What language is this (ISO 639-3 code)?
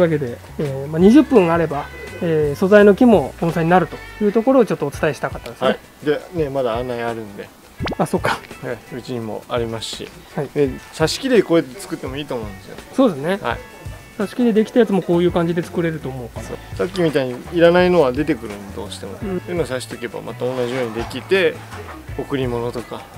jpn